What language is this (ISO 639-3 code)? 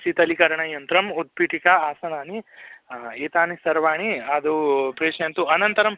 san